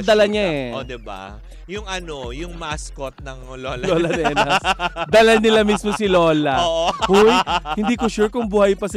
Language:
Filipino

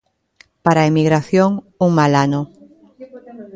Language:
Galician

